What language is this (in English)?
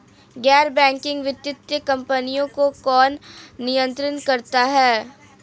Hindi